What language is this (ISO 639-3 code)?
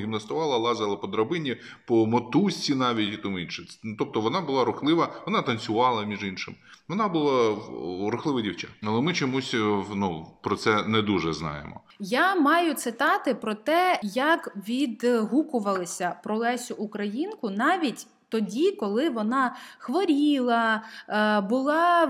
ukr